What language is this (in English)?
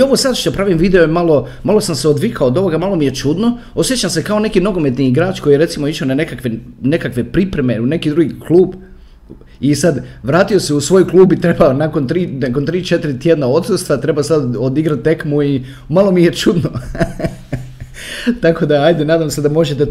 Croatian